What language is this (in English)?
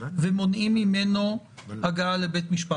Hebrew